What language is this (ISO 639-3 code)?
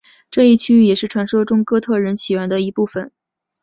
zho